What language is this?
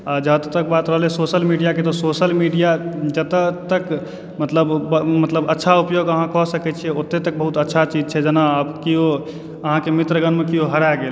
Maithili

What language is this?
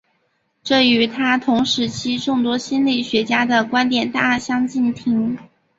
Chinese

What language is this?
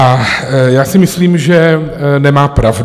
Czech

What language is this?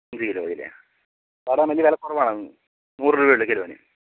Malayalam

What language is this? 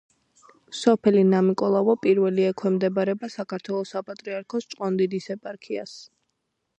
Georgian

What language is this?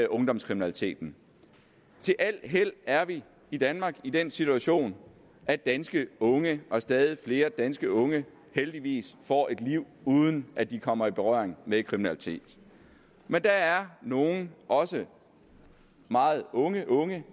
Danish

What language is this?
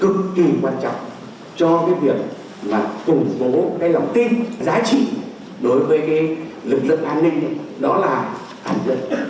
Vietnamese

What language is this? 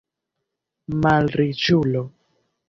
Esperanto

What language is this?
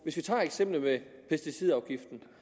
Danish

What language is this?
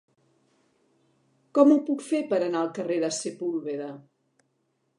Catalan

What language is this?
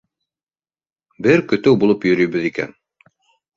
Bashkir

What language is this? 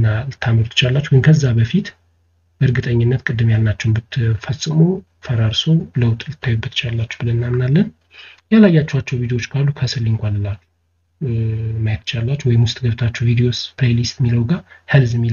Arabic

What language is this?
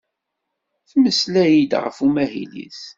Kabyle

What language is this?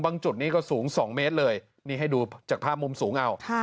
Thai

